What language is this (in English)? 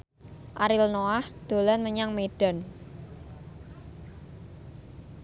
Javanese